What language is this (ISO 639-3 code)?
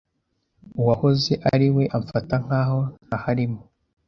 kin